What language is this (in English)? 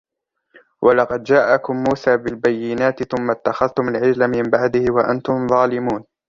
Arabic